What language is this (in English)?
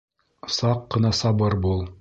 Bashkir